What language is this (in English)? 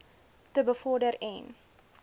Afrikaans